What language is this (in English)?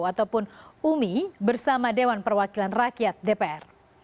Indonesian